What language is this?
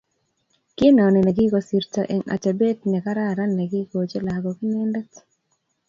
Kalenjin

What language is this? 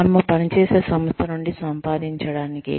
Telugu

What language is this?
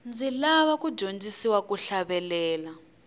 Tsonga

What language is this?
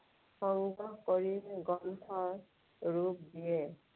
Assamese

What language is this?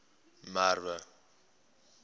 Afrikaans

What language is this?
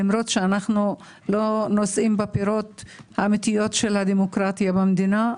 Hebrew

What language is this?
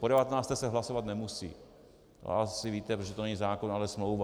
Czech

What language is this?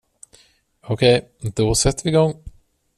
Swedish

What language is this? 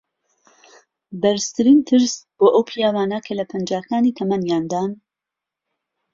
Central Kurdish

